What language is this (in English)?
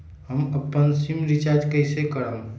Magahi